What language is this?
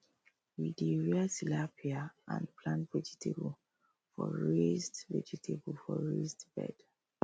Nigerian Pidgin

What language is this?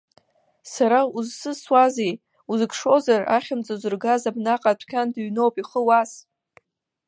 Abkhazian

